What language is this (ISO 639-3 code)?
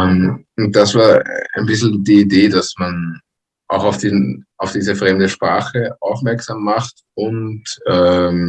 deu